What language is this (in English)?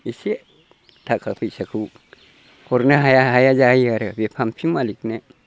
Bodo